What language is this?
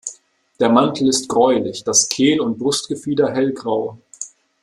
German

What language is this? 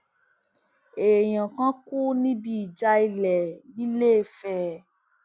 Yoruba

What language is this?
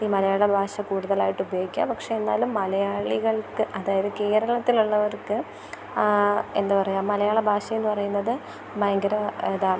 Malayalam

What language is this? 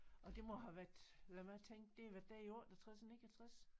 Danish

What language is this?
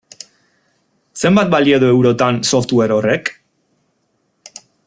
Basque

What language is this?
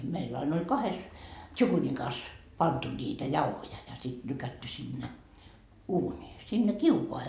Finnish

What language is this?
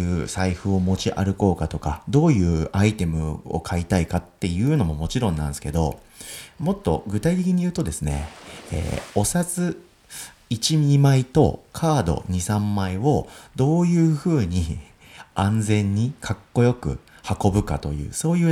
Japanese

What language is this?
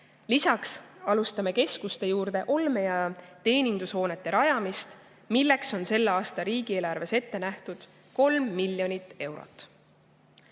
Estonian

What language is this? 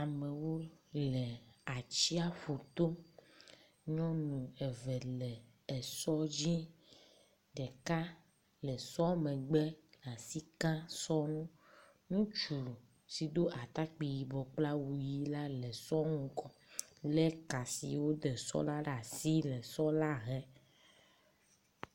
Ewe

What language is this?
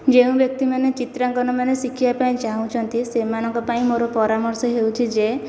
Odia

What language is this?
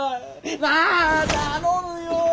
Japanese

